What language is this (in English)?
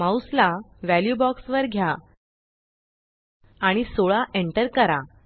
Marathi